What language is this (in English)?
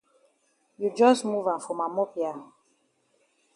Cameroon Pidgin